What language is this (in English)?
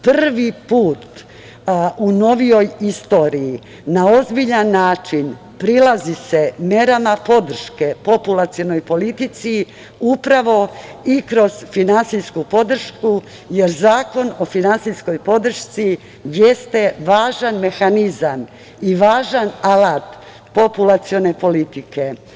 Serbian